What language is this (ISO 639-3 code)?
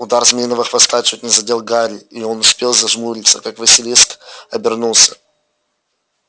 rus